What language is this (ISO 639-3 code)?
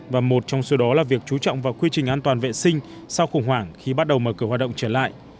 vie